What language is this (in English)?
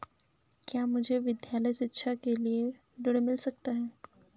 Hindi